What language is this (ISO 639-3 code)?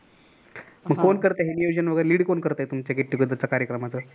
mar